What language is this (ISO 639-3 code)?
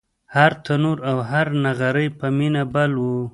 pus